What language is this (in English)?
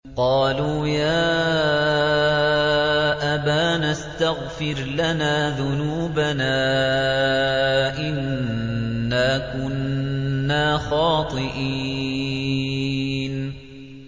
Arabic